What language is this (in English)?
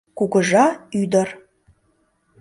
Mari